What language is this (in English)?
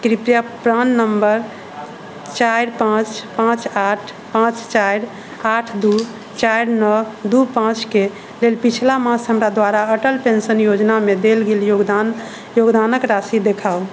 Maithili